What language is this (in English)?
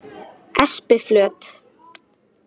Icelandic